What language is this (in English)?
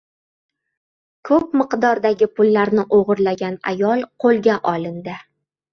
Uzbek